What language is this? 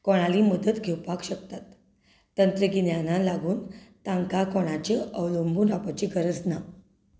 Konkani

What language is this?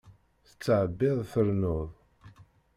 Kabyle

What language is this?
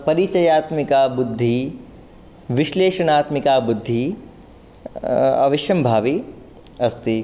Sanskrit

